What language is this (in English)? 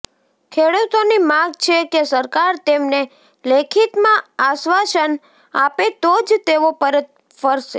Gujarati